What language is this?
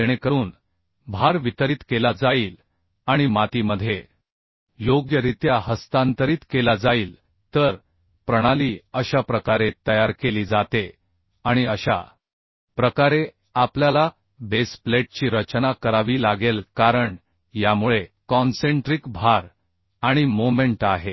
Marathi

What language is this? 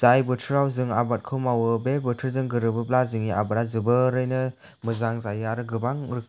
Bodo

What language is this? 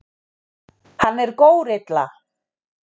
Icelandic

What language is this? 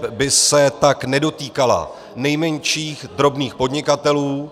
Czech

